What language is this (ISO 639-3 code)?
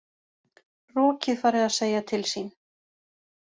isl